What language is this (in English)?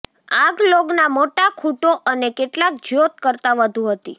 Gujarati